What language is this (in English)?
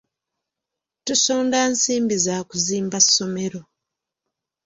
Ganda